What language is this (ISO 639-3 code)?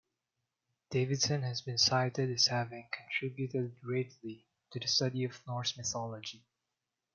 eng